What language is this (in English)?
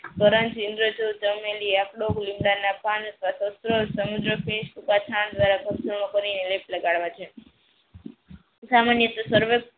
Gujarati